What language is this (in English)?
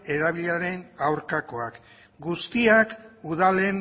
Basque